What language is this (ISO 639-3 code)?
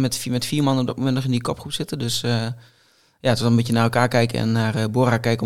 nld